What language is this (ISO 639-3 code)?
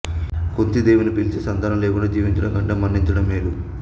tel